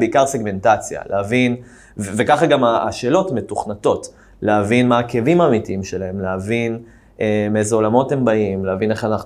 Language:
Hebrew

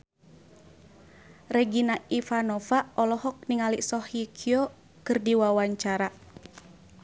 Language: Sundanese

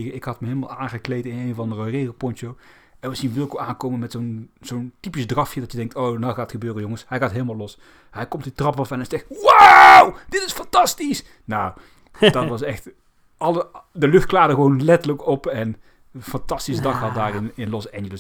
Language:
Dutch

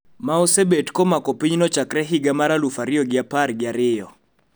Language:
Luo (Kenya and Tanzania)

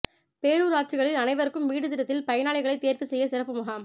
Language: Tamil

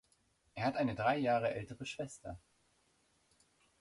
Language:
German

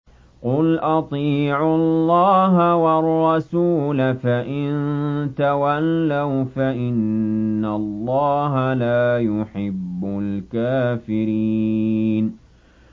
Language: Arabic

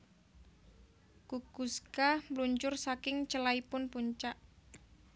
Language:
Javanese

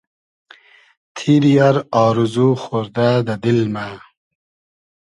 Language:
Hazaragi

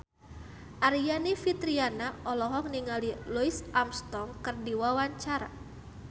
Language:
Sundanese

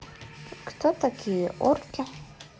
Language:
Russian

